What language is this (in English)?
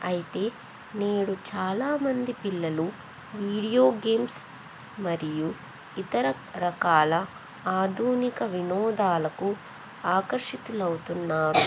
Telugu